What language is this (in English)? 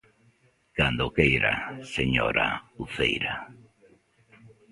Galician